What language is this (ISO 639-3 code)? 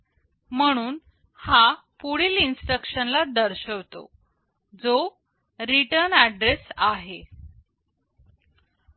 mar